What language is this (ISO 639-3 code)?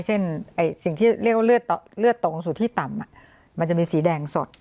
tha